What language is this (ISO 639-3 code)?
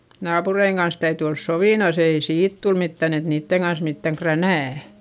fin